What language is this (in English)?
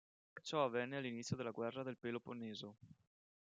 Italian